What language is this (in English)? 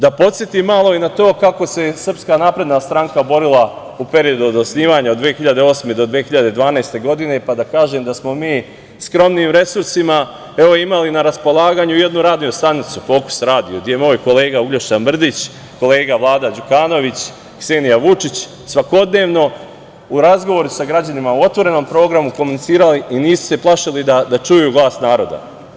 Serbian